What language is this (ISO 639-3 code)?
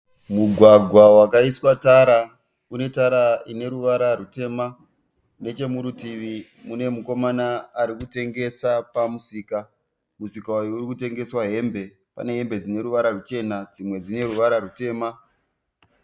sna